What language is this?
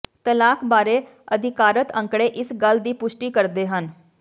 Punjabi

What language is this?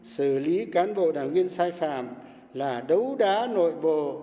Vietnamese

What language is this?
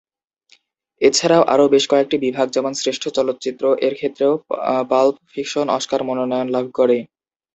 Bangla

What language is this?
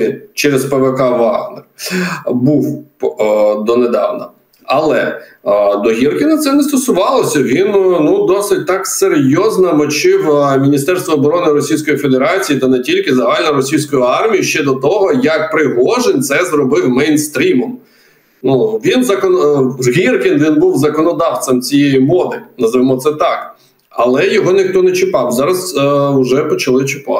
Ukrainian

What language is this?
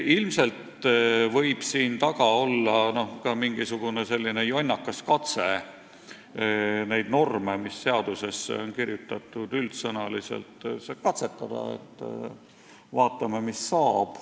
Estonian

